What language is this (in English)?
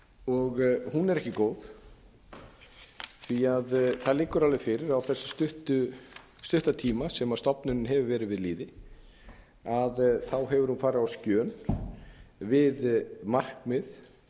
Icelandic